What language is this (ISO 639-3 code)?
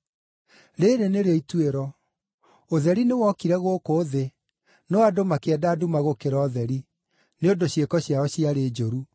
kik